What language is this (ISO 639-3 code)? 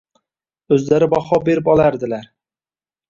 uzb